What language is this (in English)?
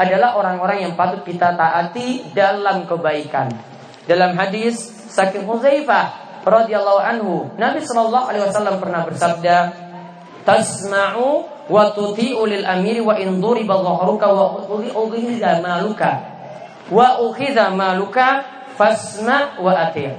Indonesian